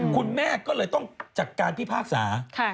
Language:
Thai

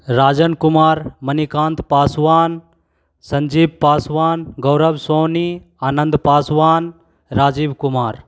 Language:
Hindi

